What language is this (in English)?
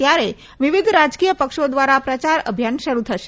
Gujarati